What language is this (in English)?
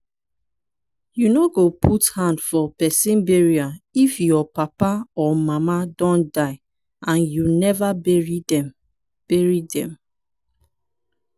Nigerian Pidgin